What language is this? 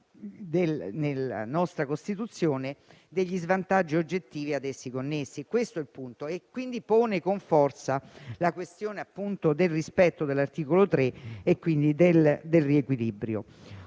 Italian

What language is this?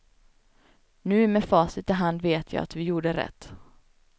Swedish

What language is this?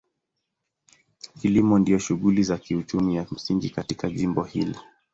Swahili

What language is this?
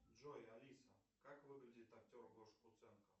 Russian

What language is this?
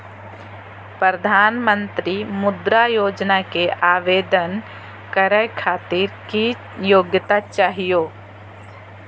Magahi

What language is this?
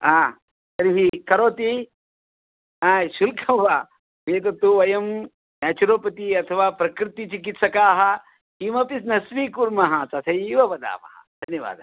Sanskrit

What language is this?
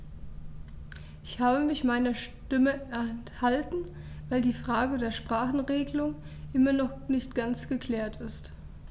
German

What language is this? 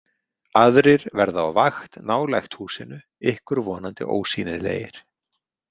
Icelandic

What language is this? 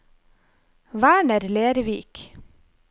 Norwegian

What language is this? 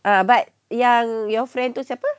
English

